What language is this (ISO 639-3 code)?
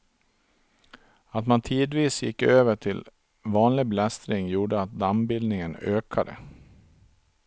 swe